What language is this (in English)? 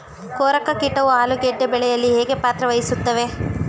Kannada